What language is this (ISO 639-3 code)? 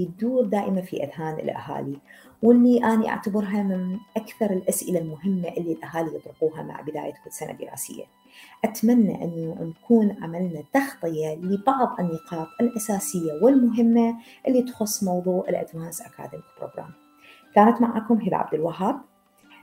ara